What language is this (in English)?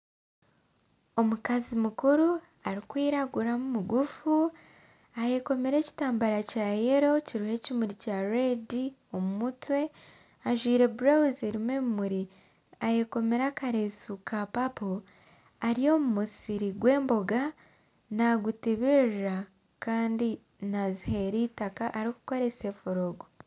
Nyankole